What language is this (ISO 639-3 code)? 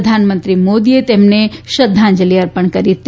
guj